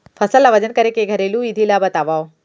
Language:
Chhattisgarhi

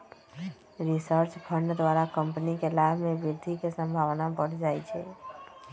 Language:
Magahi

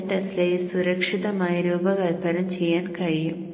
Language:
Malayalam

